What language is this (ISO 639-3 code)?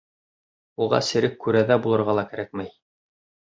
bak